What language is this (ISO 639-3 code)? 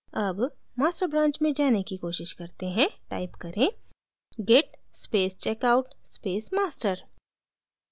hin